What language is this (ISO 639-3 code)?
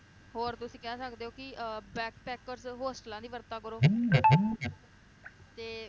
pan